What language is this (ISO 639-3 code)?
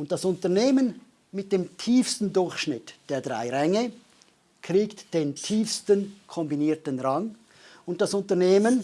deu